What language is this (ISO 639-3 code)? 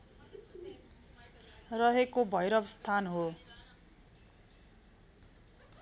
nep